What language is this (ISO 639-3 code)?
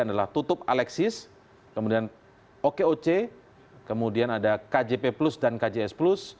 ind